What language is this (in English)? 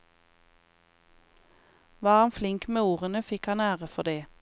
Norwegian